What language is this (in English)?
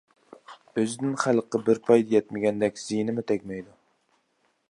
Uyghur